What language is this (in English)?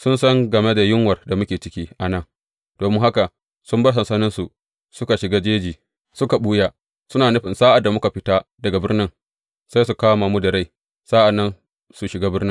Hausa